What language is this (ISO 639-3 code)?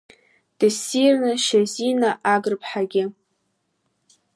abk